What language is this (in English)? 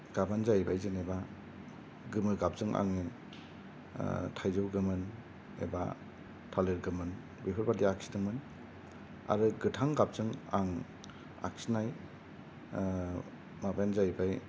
Bodo